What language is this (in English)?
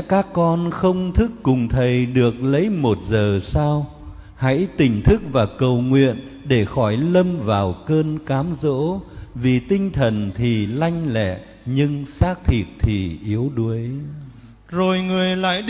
Vietnamese